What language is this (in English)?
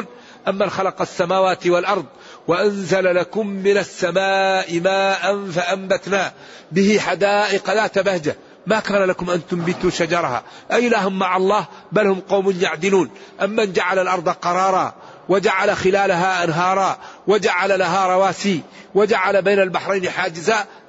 Arabic